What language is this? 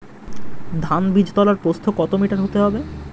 Bangla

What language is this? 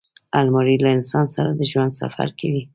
Pashto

